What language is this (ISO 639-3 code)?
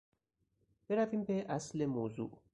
fas